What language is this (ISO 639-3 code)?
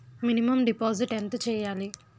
tel